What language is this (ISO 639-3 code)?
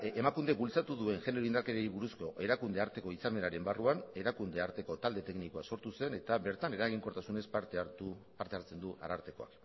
eus